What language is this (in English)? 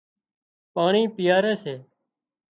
Wadiyara Koli